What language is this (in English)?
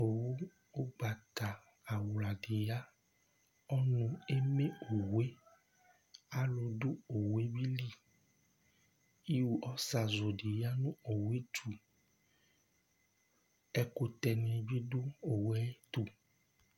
Ikposo